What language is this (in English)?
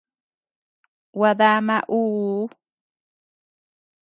Tepeuxila Cuicatec